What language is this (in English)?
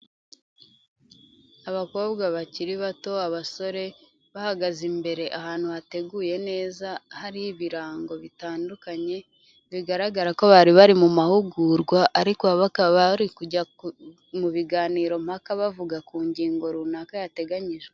Kinyarwanda